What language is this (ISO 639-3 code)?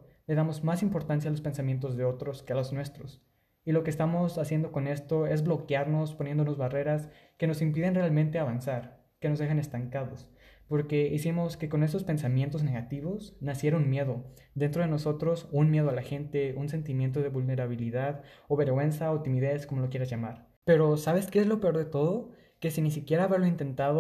spa